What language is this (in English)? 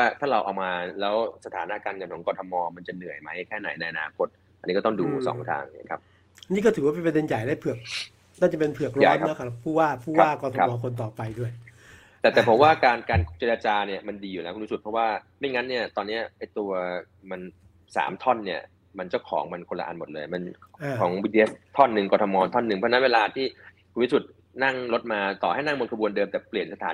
Thai